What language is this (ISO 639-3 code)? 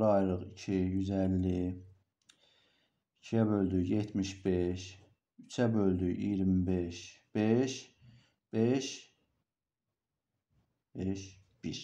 tur